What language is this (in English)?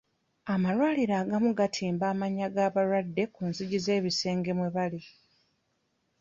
Ganda